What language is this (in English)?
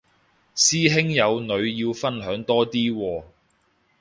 Cantonese